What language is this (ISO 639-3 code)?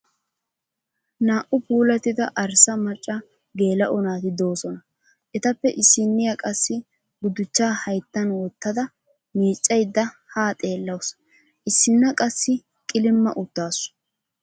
wal